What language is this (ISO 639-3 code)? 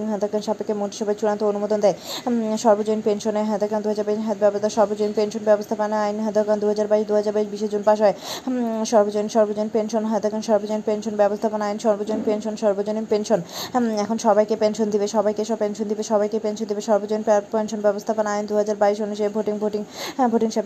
ben